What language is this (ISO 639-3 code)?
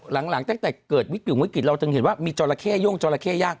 tha